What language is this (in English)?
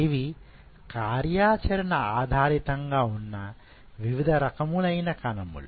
Telugu